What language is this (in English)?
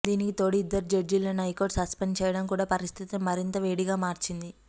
Telugu